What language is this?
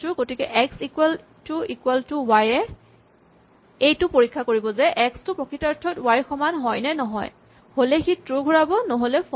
Assamese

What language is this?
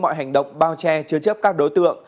Vietnamese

